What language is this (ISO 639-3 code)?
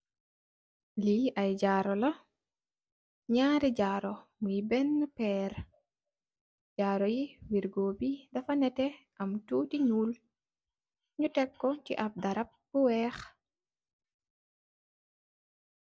wol